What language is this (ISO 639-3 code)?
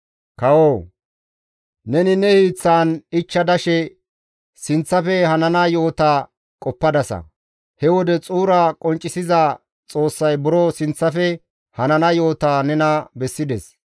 gmv